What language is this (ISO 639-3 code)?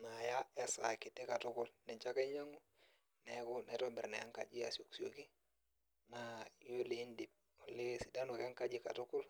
mas